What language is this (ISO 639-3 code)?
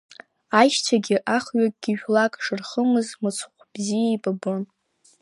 abk